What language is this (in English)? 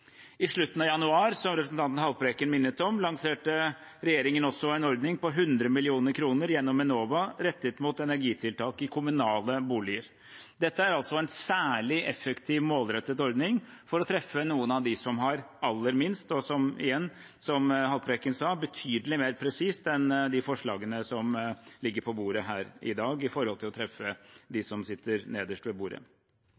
Norwegian Bokmål